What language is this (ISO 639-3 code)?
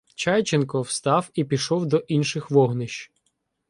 ukr